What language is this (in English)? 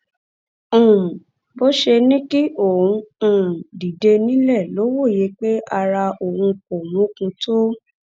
Yoruba